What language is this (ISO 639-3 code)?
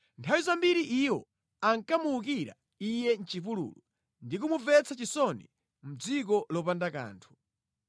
nya